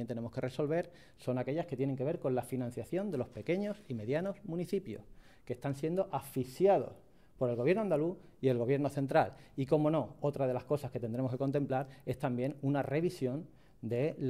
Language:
Spanish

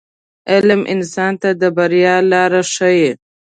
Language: Pashto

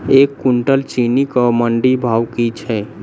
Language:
Maithili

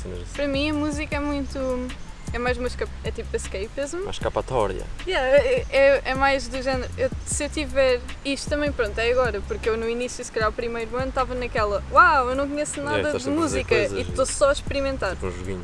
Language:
Portuguese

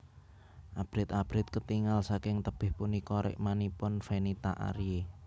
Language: Javanese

